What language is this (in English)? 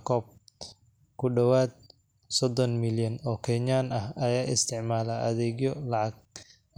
Somali